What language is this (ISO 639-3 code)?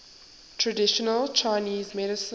eng